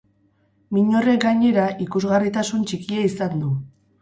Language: Basque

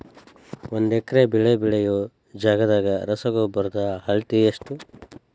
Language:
Kannada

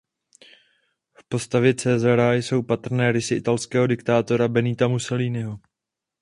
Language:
Czech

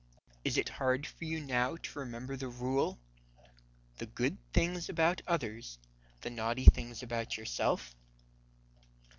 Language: English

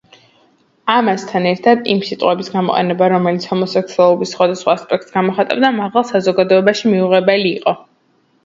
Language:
Georgian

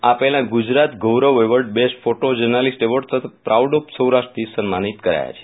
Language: Gujarati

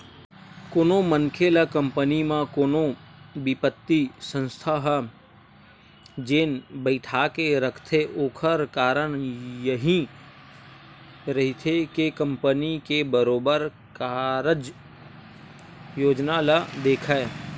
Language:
Chhattisgarhi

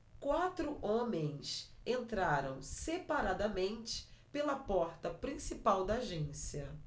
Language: Portuguese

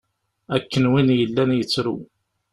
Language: Kabyle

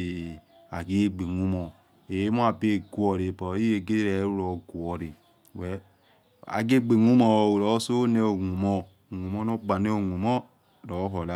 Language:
Yekhee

